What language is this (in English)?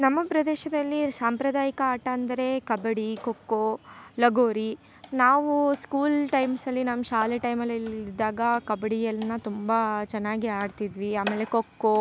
Kannada